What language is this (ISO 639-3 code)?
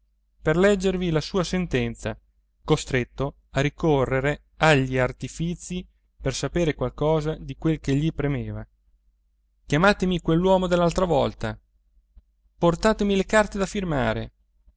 ita